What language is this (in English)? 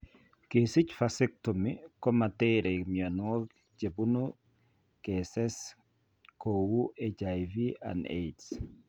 Kalenjin